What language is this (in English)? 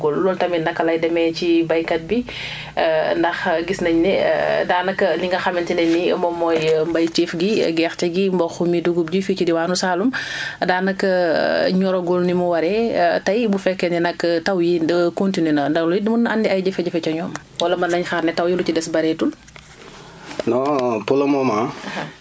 Wolof